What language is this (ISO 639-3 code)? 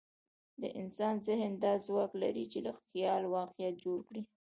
pus